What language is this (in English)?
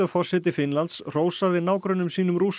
Icelandic